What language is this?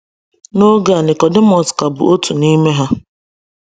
Igbo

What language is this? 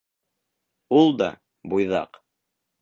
Bashkir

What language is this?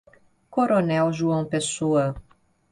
Portuguese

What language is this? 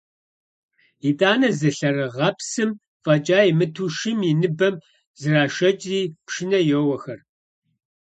Kabardian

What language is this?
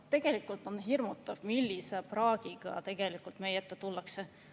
Estonian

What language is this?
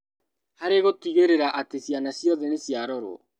Kikuyu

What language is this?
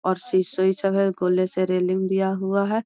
Magahi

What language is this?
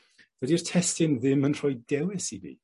Welsh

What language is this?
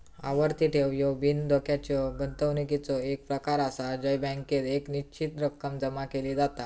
Marathi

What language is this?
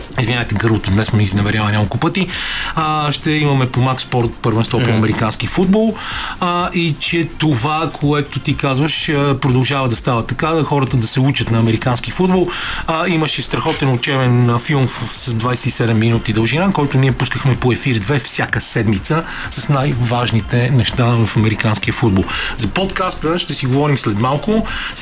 Bulgarian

